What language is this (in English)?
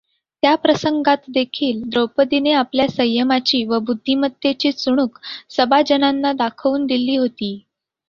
Marathi